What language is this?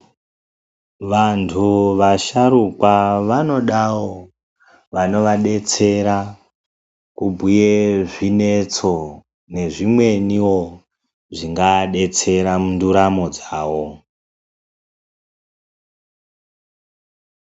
Ndau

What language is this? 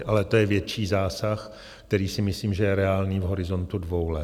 Czech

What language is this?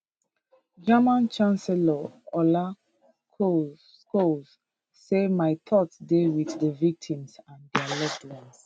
Nigerian Pidgin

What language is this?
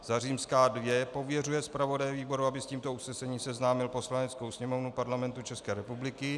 Czech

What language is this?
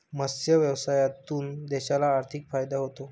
Marathi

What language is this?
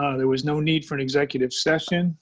English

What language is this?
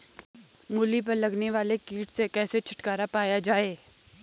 Hindi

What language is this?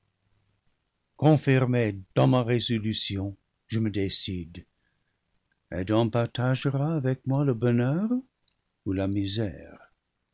French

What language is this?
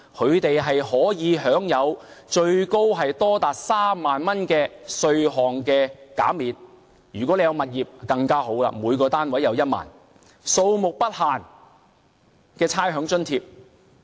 Cantonese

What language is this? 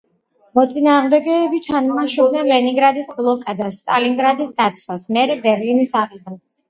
Georgian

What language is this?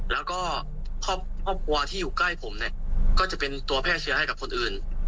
Thai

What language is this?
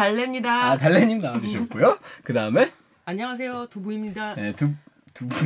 Korean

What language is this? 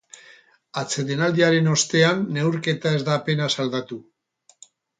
Basque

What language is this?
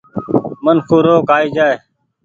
Goaria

